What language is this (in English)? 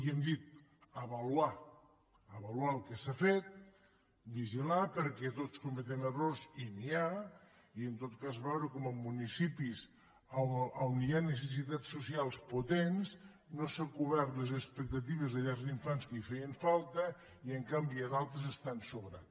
Catalan